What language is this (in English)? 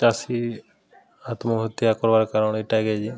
Odia